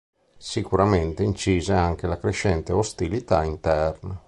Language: Italian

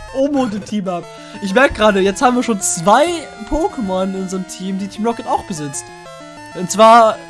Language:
German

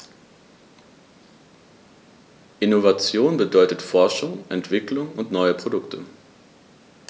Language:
German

